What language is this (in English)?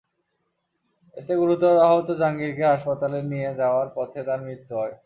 Bangla